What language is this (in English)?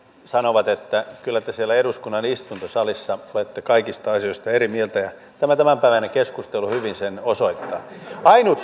Finnish